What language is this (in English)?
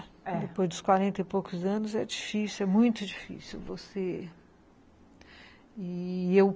Portuguese